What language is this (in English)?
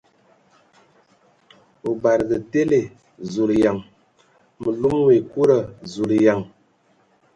Ewondo